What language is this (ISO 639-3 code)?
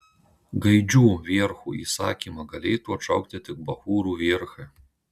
lit